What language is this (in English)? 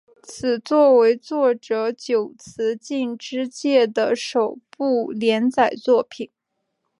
Chinese